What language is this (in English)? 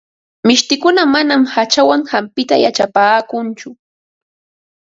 Ambo-Pasco Quechua